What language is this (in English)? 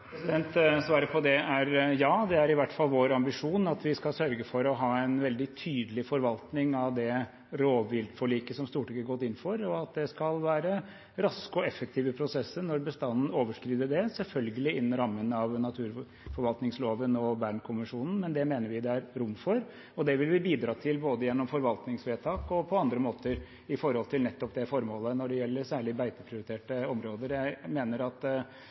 Norwegian